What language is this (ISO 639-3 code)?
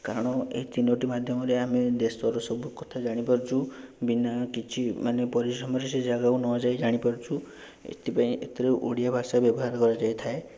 ori